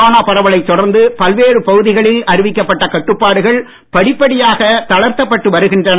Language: Tamil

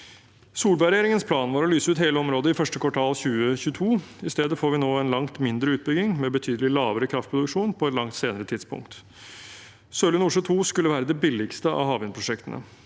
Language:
Norwegian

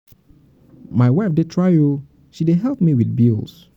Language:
Nigerian Pidgin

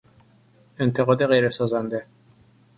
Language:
Persian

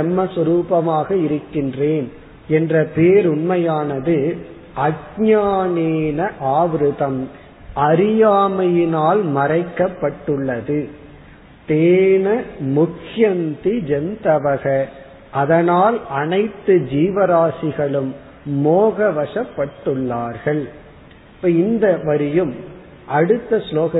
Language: Tamil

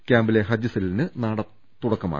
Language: Malayalam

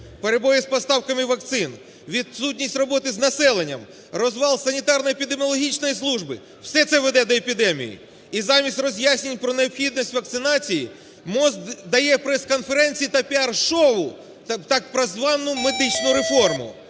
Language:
Ukrainian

